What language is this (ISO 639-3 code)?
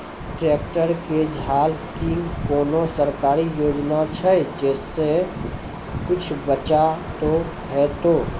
mai